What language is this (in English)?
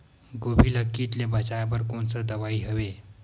Chhattisgarhi